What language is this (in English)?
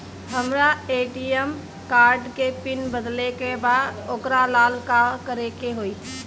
Bhojpuri